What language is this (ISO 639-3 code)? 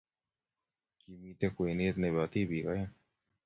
kln